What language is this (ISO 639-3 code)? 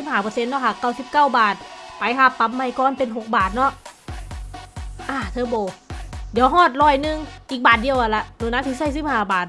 tha